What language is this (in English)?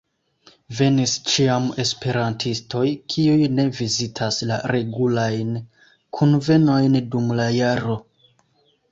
Esperanto